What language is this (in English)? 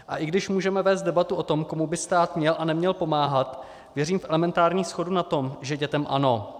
Czech